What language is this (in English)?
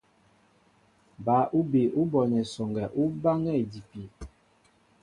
Mbo (Cameroon)